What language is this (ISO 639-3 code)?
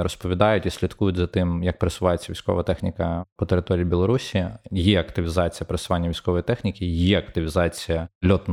ukr